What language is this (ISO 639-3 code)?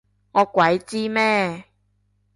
yue